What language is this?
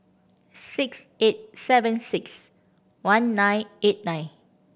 English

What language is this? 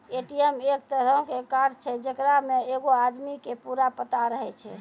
Maithili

